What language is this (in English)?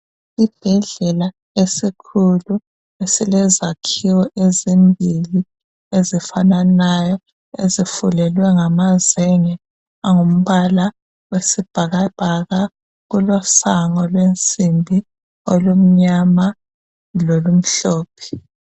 North Ndebele